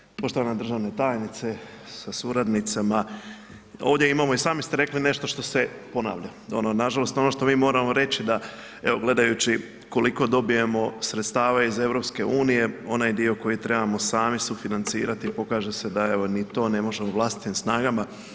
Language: Croatian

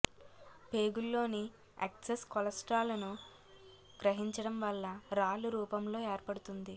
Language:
Telugu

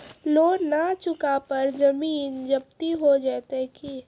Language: Maithili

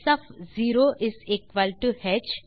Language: Tamil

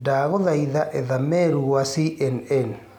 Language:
Kikuyu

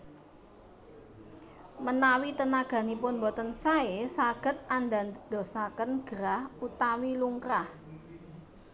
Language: Javanese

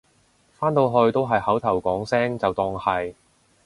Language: Cantonese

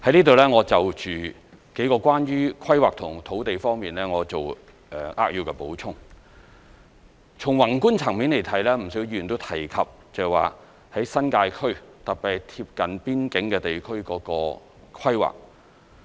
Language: Cantonese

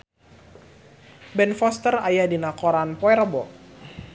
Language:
Sundanese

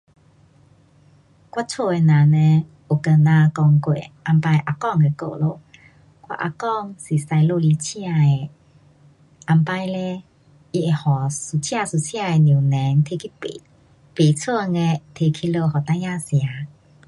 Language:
Pu-Xian Chinese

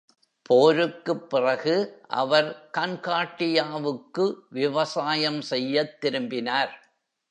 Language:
Tamil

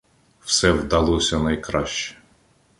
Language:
Ukrainian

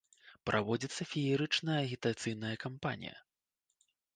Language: Belarusian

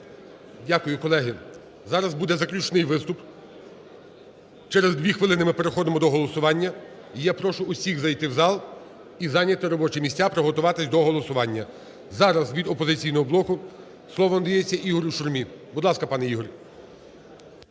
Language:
Ukrainian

